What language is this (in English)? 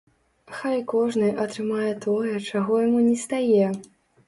Belarusian